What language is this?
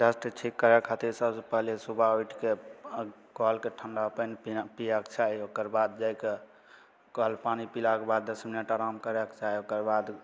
Maithili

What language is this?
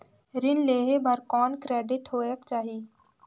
Chhattisgarhi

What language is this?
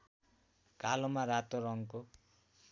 Nepali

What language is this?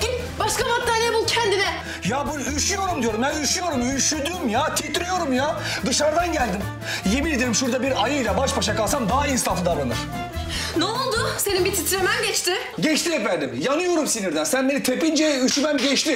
Turkish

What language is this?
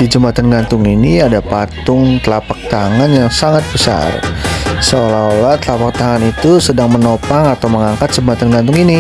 Indonesian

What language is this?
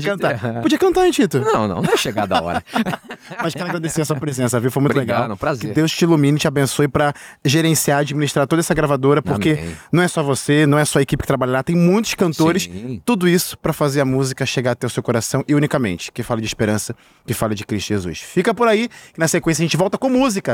Portuguese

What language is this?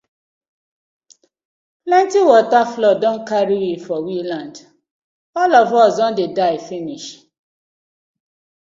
Nigerian Pidgin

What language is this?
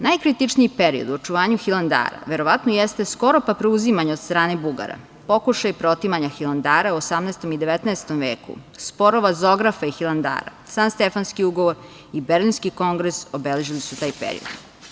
Serbian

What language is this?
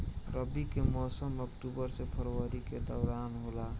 Bhojpuri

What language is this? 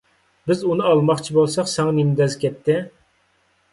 Uyghur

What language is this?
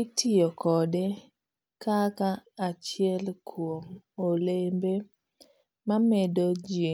Luo (Kenya and Tanzania)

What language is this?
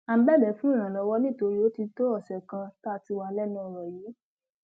Yoruba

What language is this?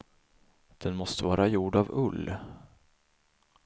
Swedish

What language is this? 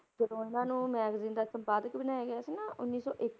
Punjabi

